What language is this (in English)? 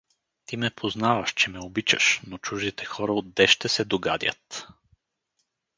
Bulgarian